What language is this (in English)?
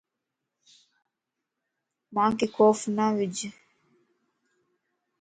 Lasi